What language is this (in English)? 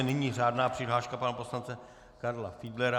Czech